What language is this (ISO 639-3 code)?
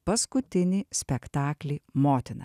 lit